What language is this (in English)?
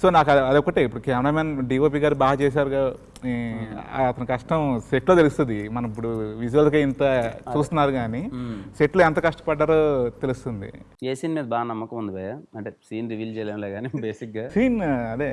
English